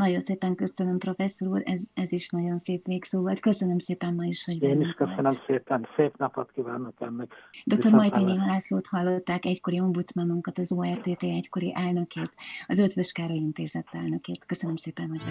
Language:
Hungarian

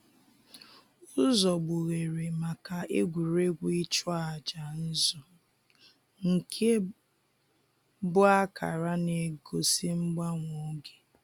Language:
Igbo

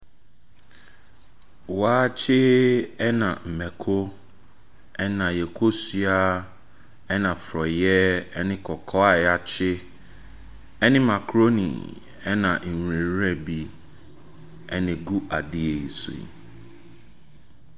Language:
Akan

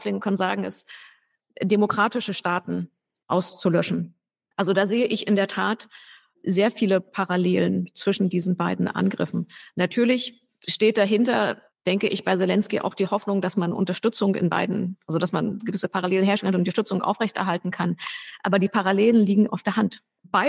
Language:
German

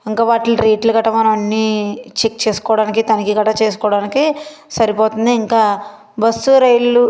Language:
Telugu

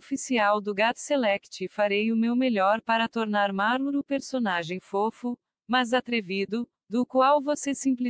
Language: Portuguese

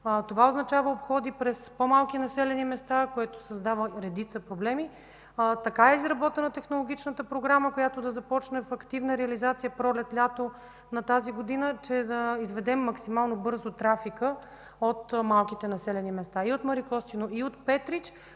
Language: Bulgarian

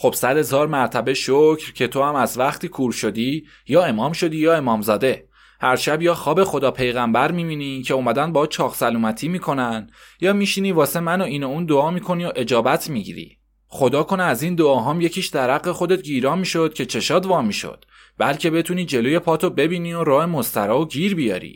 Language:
Persian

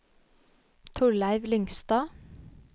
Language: Norwegian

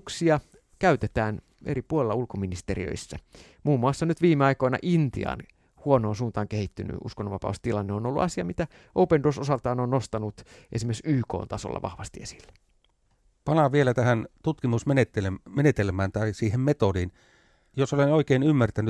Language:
Finnish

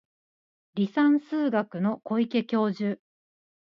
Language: Japanese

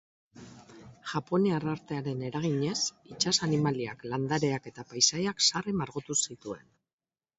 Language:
Basque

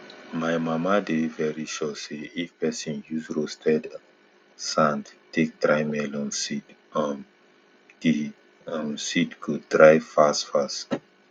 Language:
Nigerian Pidgin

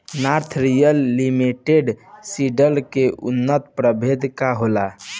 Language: Bhojpuri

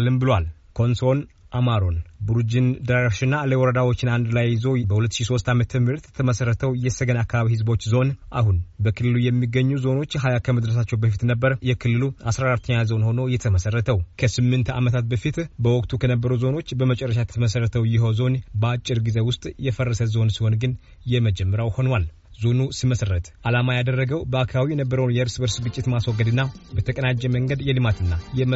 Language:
Amharic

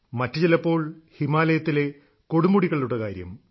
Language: Malayalam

